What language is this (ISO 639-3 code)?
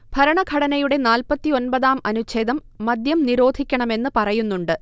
mal